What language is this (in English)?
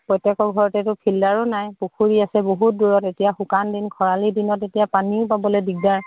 Assamese